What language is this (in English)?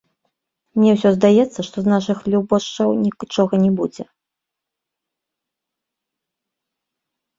Belarusian